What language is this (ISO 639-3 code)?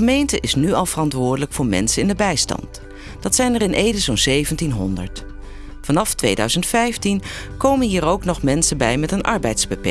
nld